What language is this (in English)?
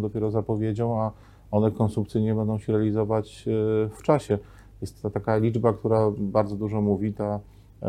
Polish